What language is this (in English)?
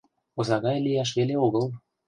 Mari